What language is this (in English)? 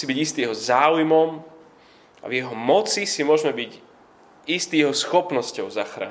Slovak